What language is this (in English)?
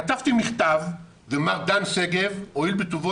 Hebrew